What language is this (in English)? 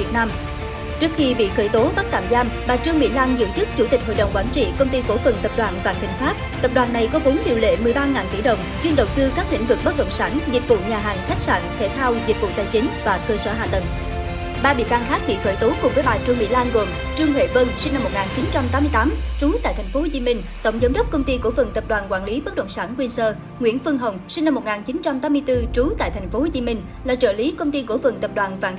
Vietnamese